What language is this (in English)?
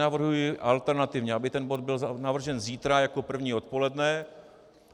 Czech